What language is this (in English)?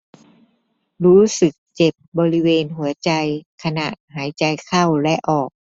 Thai